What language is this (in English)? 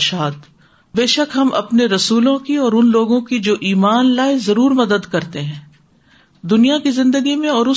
Urdu